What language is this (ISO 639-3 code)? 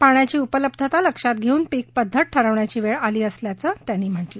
mar